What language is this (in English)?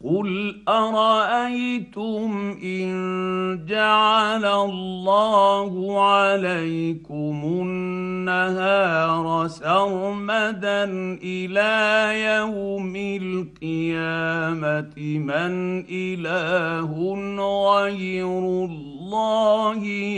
Arabic